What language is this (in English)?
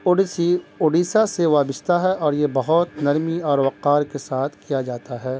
Urdu